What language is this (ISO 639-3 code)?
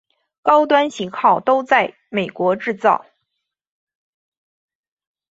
zho